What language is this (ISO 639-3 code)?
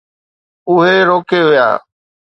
snd